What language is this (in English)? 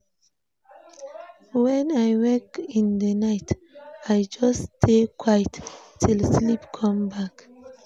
Nigerian Pidgin